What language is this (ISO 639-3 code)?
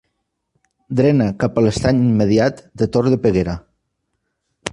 cat